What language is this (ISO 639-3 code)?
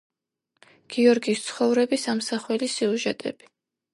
kat